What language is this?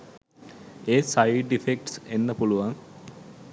Sinhala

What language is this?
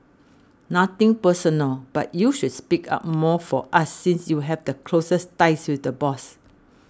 English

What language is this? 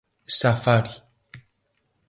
Galician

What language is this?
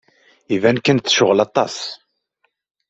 Kabyle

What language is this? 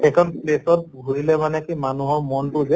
Assamese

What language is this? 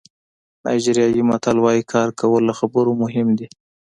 Pashto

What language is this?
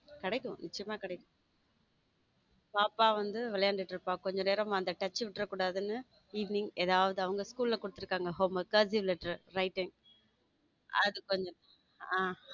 Tamil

